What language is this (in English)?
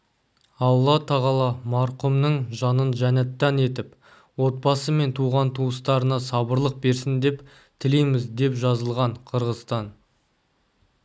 Kazakh